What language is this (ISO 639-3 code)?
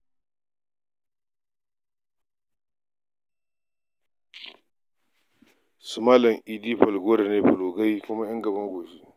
hau